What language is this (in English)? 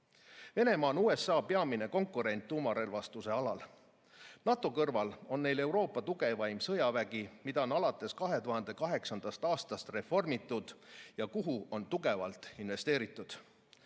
Estonian